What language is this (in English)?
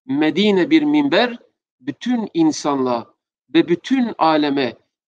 Turkish